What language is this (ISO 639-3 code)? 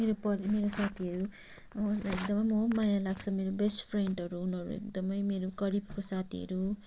nep